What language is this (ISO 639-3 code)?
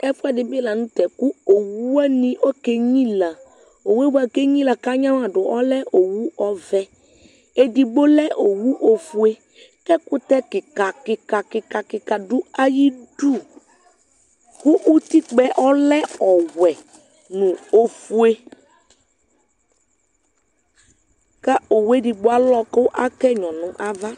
kpo